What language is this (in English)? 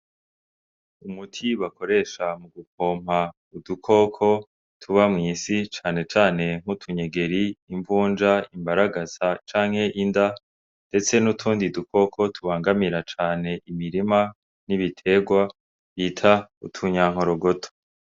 Rundi